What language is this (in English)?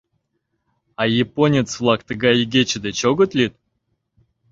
Mari